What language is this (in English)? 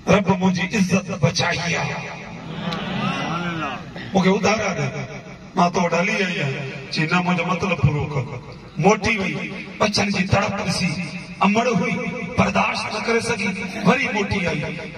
Arabic